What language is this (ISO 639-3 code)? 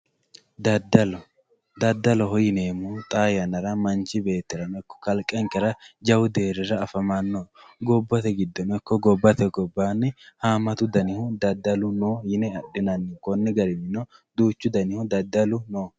sid